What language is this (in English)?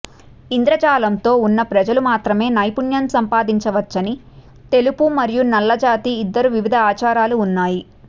Telugu